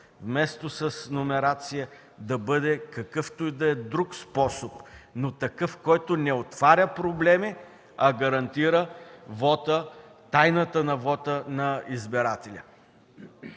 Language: Bulgarian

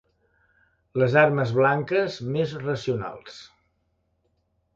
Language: Catalan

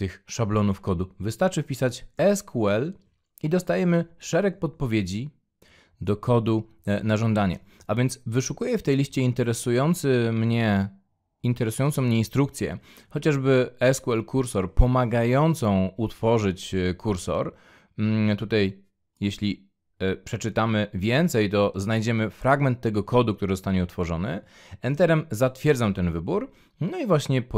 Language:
Polish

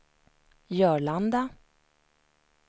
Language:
Swedish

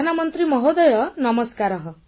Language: Odia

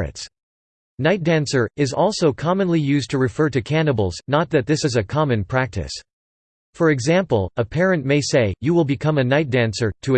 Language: English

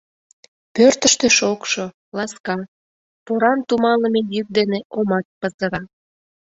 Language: Mari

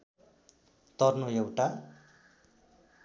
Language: Nepali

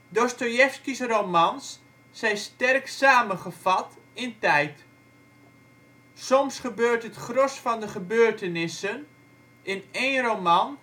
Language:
Dutch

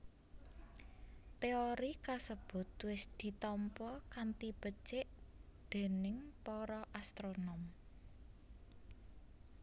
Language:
Javanese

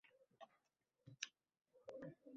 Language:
Uzbek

